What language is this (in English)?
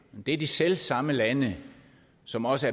Danish